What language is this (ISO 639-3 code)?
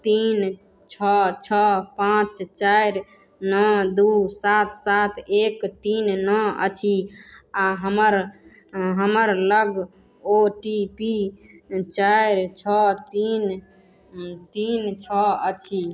mai